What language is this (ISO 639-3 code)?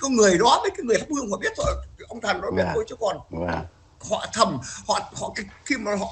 vie